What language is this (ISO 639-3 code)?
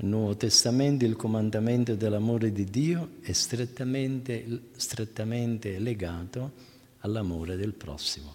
ita